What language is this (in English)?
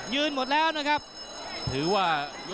Thai